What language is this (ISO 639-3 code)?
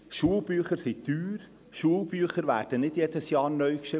gsw